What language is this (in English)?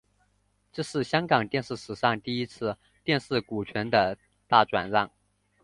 Chinese